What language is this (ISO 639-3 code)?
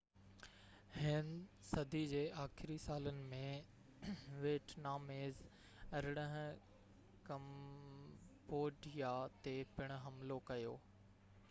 snd